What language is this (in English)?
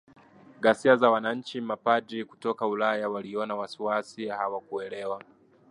Swahili